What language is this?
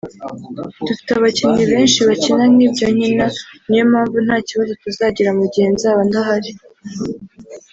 Kinyarwanda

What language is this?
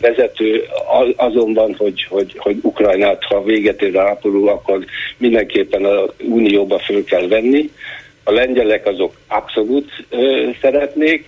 Hungarian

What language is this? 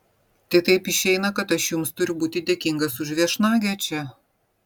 Lithuanian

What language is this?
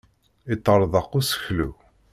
Kabyle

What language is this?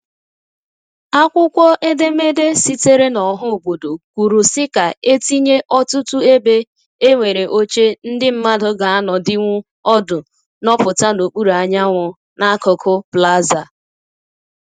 Igbo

